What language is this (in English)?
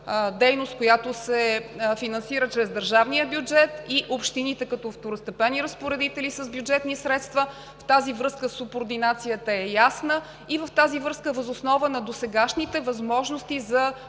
Bulgarian